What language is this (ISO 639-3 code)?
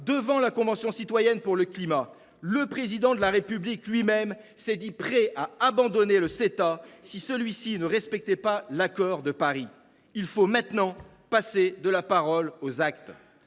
fra